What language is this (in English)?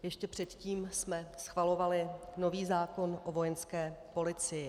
Czech